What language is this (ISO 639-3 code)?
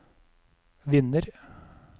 nor